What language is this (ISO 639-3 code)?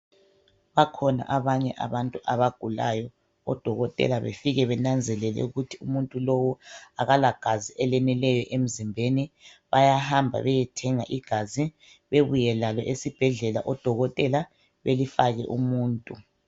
nde